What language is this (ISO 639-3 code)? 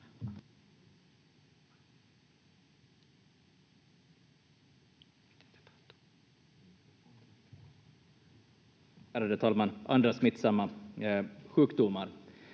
fin